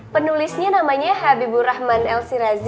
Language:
Indonesian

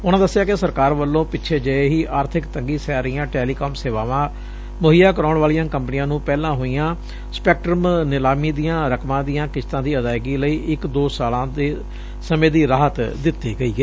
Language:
Punjabi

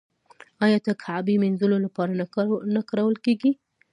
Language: Pashto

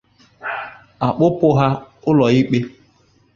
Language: Igbo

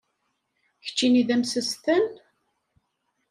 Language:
Kabyle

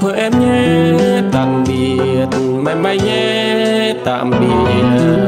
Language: Vietnamese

